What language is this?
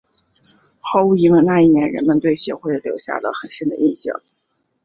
Chinese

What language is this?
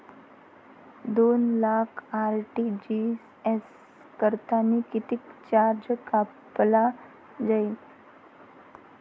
Marathi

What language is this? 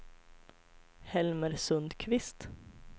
Swedish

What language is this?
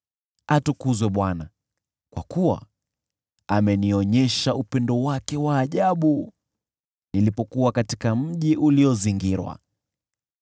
Swahili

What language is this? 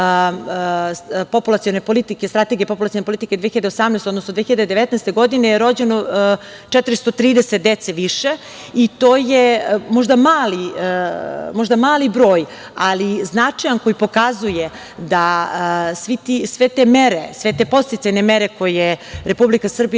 Serbian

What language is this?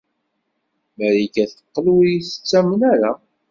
Kabyle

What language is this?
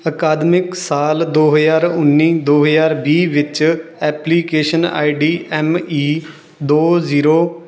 Punjabi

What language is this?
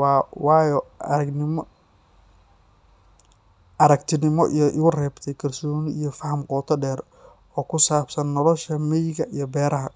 Somali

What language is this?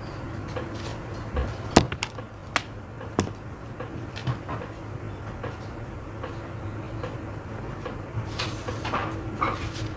Vietnamese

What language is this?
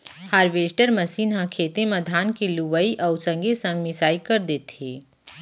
Chhattisgarhi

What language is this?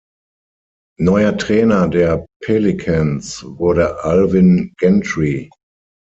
German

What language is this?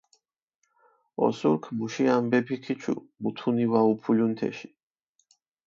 Mingrelian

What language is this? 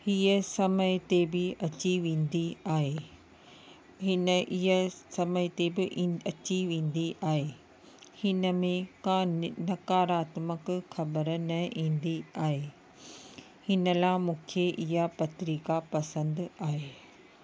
Sindhi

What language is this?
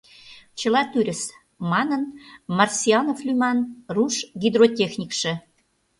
Mari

